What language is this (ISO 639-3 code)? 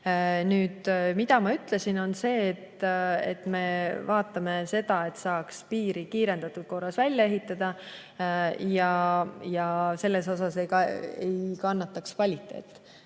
est